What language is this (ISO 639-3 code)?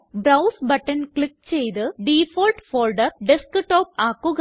mal